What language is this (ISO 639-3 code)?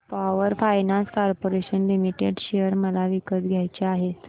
mar